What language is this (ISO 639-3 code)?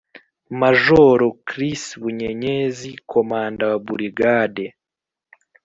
kin